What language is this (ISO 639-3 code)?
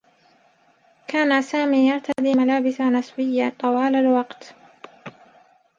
ara